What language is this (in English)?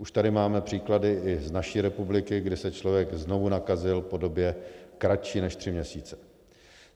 Czech